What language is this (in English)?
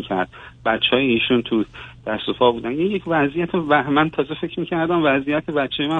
Persian